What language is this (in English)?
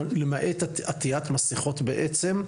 Hebrew